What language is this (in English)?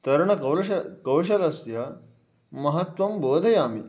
Sanskrit